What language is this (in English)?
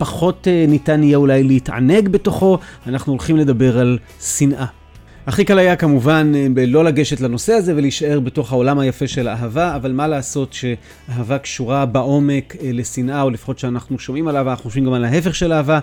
Hebrew